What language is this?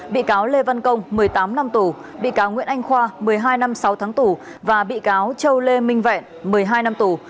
Vietnamese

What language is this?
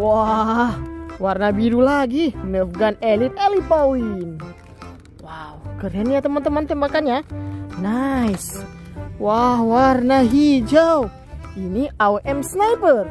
Indonesian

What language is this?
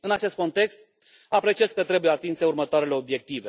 Romanian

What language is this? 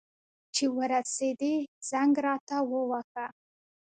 Pashto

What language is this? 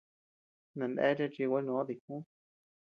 Tepeuxila Cuicatec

